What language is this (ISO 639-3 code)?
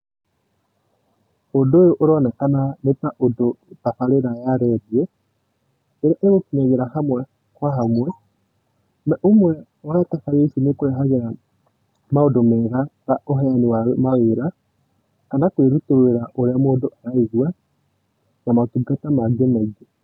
kik